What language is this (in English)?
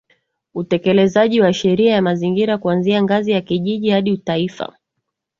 Swahili